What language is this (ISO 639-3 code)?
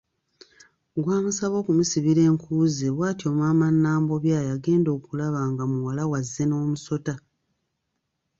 lug